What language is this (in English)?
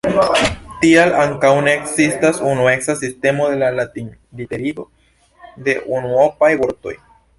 Esperanto